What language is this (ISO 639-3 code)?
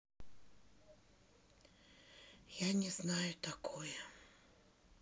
rus